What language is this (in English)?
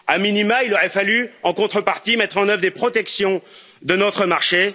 French